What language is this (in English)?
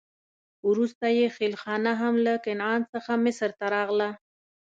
Pashto